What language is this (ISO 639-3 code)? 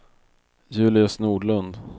swe